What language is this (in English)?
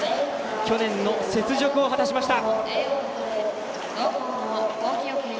Japanese